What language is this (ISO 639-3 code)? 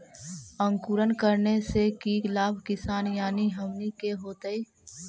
mag